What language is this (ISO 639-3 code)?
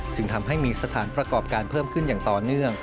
tha